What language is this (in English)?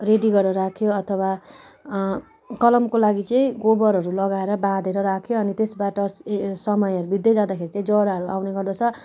Nepali